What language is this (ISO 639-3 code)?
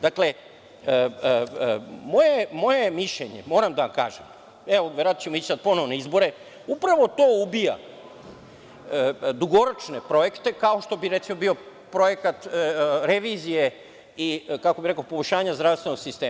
srp